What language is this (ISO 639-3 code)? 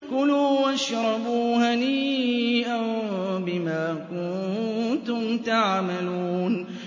ara